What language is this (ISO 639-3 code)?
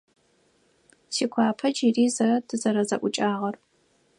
ady